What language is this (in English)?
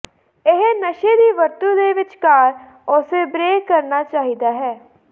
Punjabi